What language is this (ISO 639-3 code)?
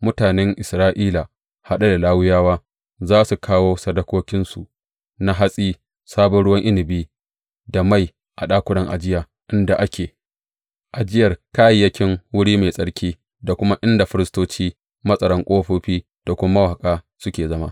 hau